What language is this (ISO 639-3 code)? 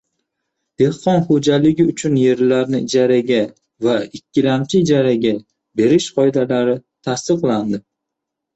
uzb